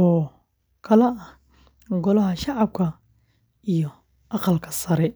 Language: Somali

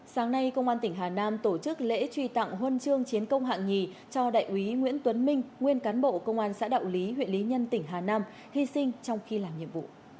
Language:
Vietnamese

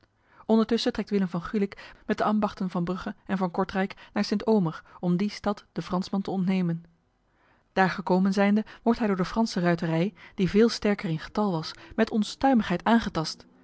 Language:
Dutch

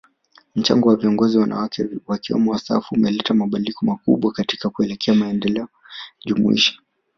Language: Swahili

